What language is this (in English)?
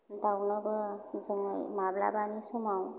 Bodo